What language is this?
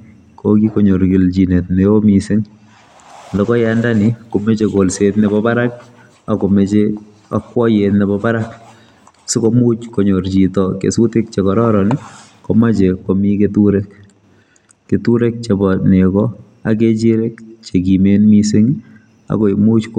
Kalenjin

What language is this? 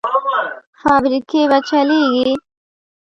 Pashto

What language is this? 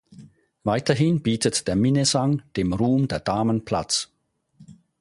German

